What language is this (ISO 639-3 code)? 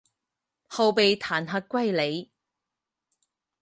zho